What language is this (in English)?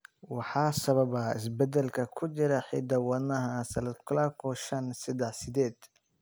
Somali